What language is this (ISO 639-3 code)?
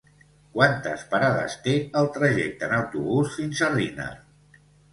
cat